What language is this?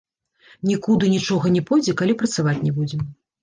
Belarusian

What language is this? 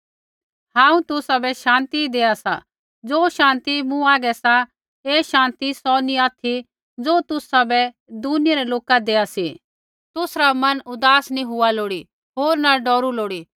Kullu Pahari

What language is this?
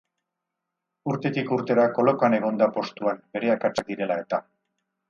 Basque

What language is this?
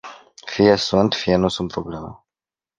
Romanian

